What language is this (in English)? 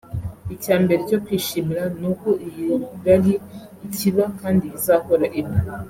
Kinyarwanda